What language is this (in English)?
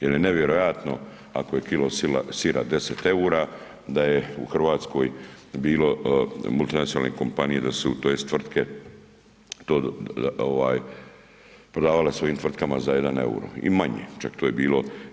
Croatian